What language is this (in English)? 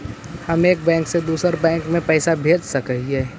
Magahi